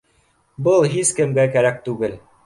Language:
Bashkir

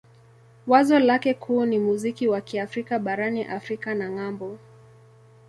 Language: Swahili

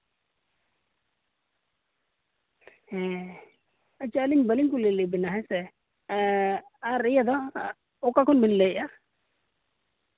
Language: Santali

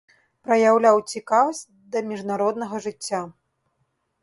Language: Belarusian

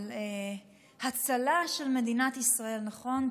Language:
Hebrew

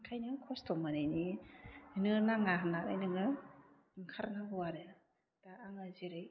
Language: Bodo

